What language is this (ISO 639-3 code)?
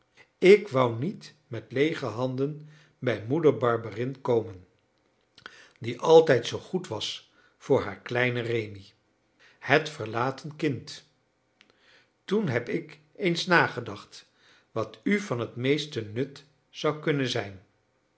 nld